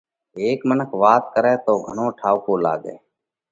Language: Parkari Koli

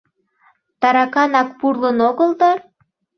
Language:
Mari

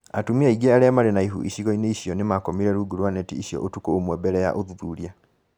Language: Kikuyu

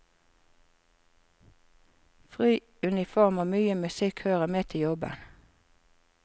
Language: Norwegian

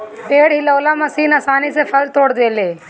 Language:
Bhojpuri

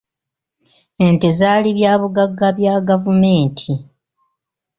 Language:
Ganda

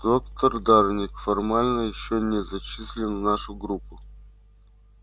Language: Russian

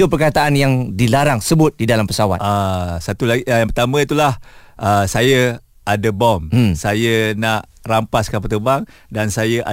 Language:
Malay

